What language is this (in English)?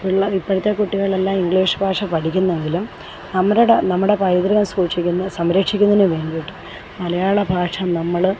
Malayalam